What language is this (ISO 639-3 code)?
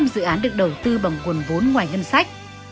vie